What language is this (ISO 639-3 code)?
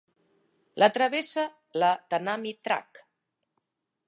cat